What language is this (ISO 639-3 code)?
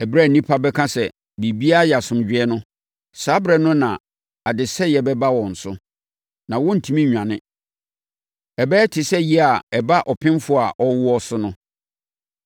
aka